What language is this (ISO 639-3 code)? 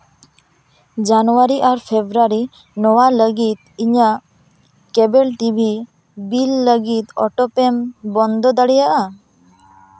sat